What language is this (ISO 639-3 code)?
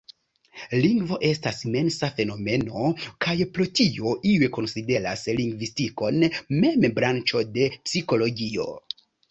epo